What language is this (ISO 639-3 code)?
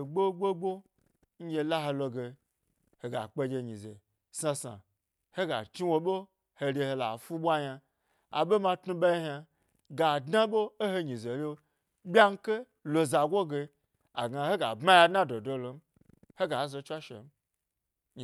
gby